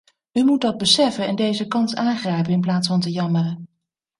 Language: Dutch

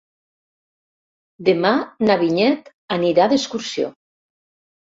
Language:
Catalan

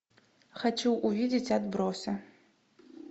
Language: Russian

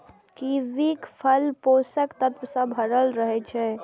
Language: Maithili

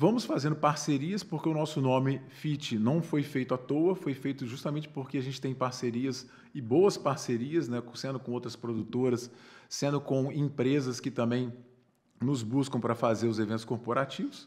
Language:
Portuguese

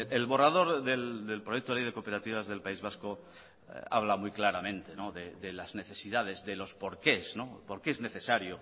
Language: Spanish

